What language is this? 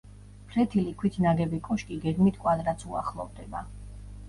Georgian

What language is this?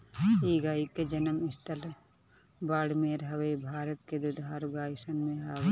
Bhojpuri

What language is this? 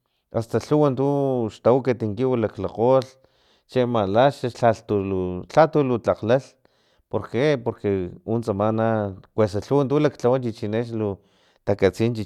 Filomena Mata-Coahuitlán Totonac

